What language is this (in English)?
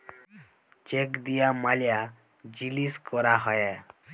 Bangla